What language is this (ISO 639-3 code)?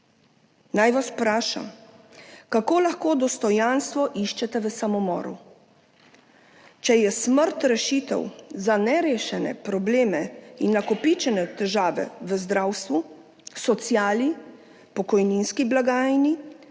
slv